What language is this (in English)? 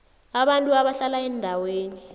South Ndebele